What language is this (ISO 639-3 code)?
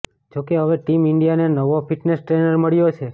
guj